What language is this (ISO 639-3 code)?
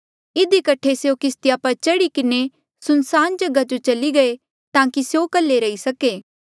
mjl